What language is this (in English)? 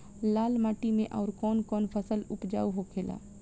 Bhojpuri